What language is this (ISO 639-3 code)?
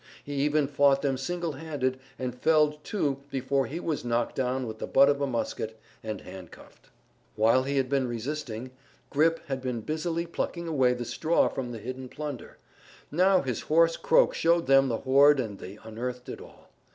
eng